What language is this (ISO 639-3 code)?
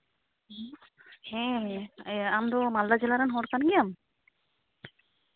sat